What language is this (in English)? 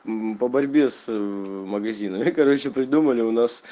Russian